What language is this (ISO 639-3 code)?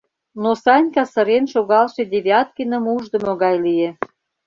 chm